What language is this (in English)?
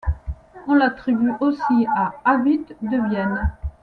French